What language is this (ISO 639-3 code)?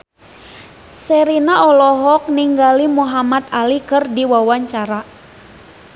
sun